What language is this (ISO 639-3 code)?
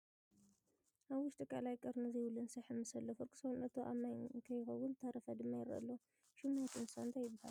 tir